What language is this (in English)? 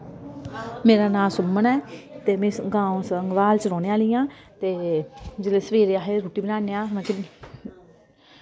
Dogri